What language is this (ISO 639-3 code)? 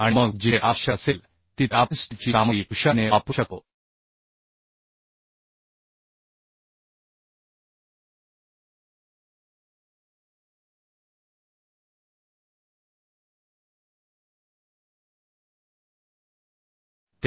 mar